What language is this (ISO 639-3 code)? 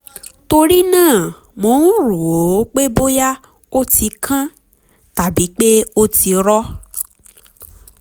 yor